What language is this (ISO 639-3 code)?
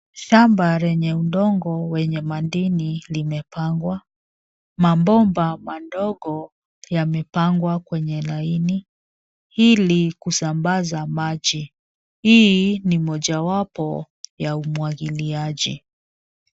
swa